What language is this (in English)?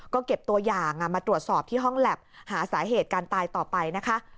Thai